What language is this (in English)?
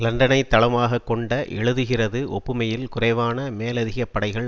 Tamil